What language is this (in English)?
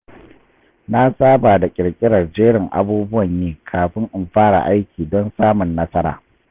Hausa